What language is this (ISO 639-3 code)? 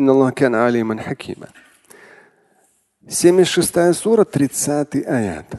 rus